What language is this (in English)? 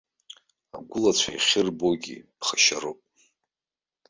Abkhazian